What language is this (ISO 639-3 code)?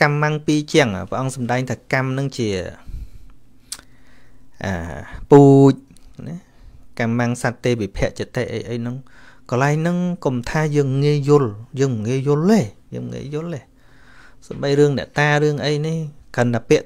vie